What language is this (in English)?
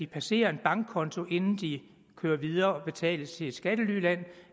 Danish